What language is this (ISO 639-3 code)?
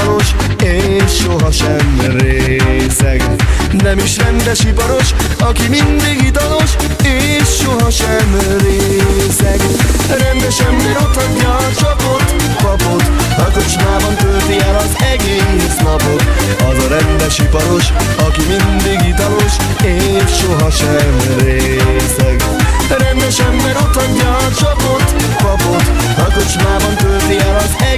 hun